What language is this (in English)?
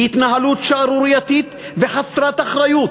Hebrew